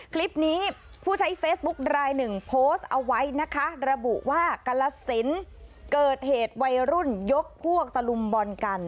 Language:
Thai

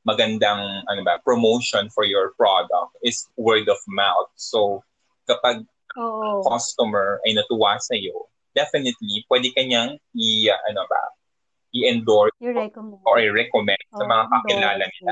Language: Filipino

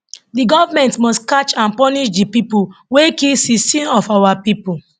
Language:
Nigerian Pidgin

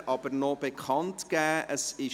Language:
Swiss German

